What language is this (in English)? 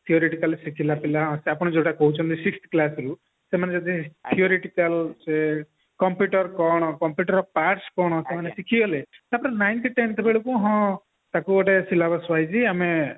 Odia